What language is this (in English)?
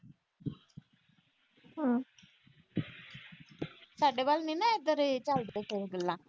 Punjabi